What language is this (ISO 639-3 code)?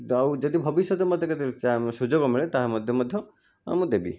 ori